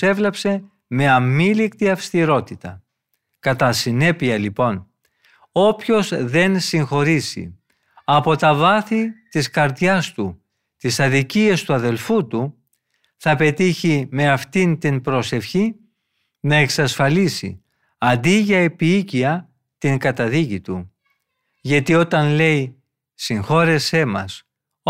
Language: Greek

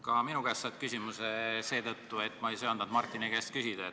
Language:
Estonian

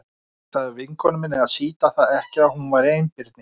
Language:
Icelandic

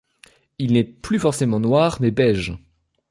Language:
French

